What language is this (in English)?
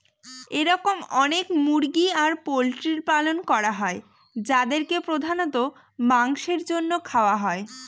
Bangla